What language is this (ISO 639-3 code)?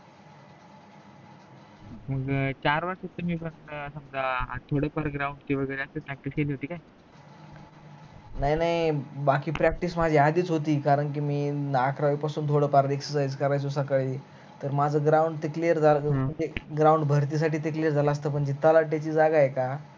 mar